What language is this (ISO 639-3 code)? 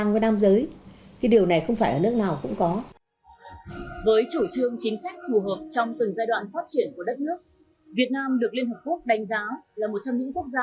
vie